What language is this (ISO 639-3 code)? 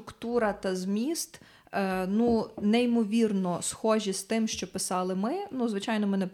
ukr